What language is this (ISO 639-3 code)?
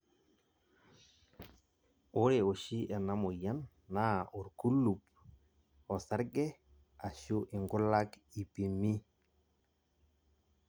mas